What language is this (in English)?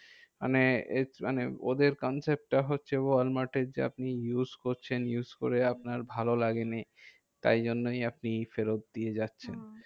Bangla